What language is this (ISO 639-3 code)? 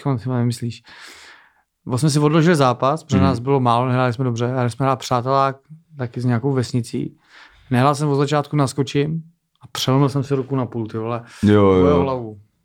ces